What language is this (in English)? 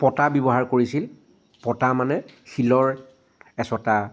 Assamese